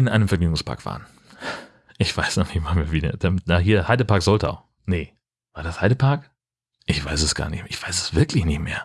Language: German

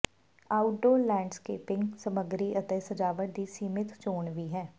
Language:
Punjabi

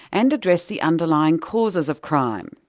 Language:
English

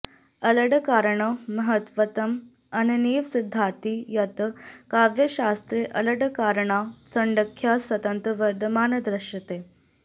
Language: Sanskrit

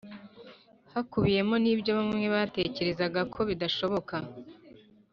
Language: Kinyarwanda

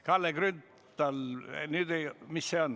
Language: Estonian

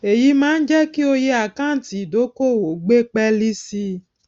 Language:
Yoruba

